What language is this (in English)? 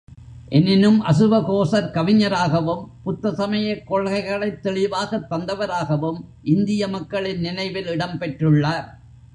Tamil